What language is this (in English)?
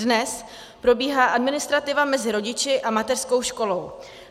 Czech